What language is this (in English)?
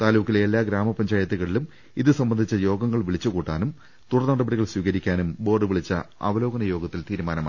Malayalam